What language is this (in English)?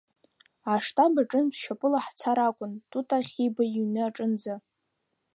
Abkhazian